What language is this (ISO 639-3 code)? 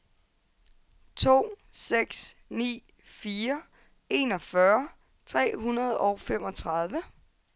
dan